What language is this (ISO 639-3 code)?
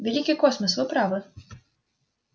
rus